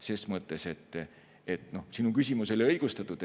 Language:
Estonian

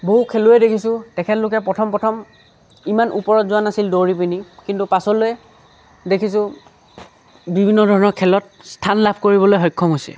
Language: Assamese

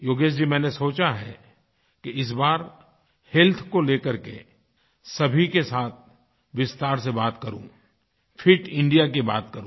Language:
Hindi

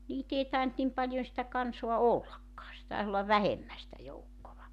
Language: Finnish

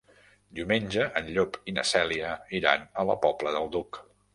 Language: Catalan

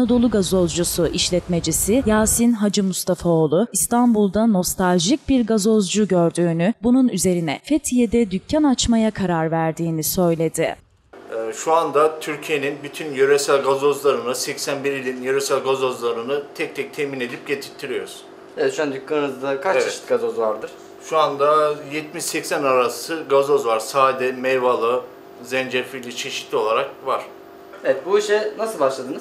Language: Turkish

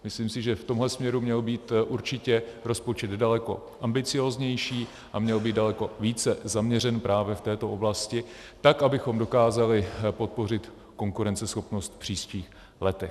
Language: Czech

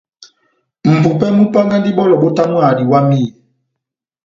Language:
Batanga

